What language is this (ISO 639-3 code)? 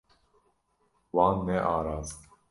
kur